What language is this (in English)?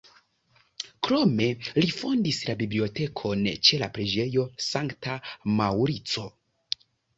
Esperanto